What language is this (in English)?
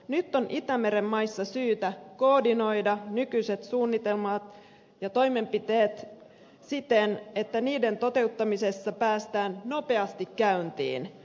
Finnish